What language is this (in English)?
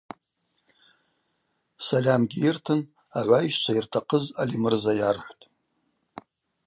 Abaza